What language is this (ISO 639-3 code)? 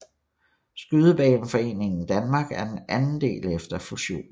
dan